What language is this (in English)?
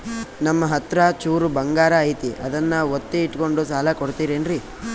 Kannada